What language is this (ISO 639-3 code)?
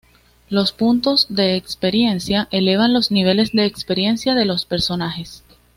spa